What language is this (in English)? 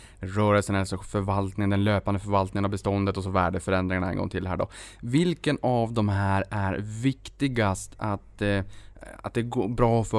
Swedish